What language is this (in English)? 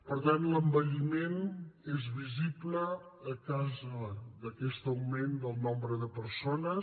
Catalan